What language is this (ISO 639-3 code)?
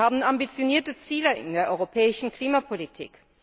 deu